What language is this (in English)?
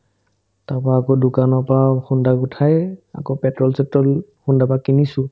Assamese